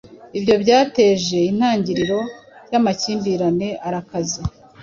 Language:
Kinyarwanda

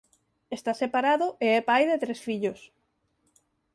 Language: Galician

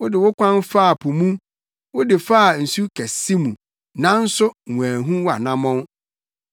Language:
Akan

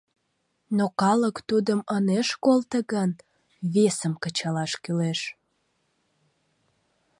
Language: Mari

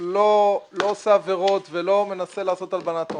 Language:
Hebrew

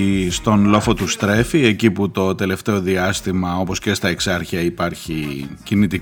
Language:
Greek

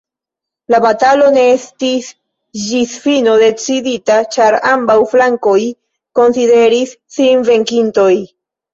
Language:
Esperanto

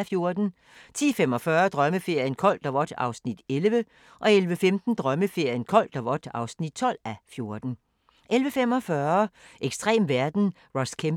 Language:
Danish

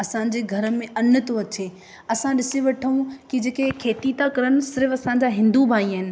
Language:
Sindhi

